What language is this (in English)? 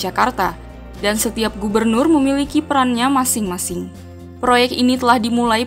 Indonesian